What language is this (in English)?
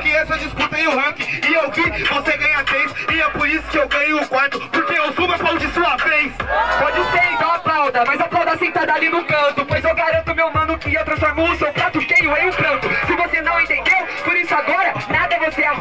Portuguese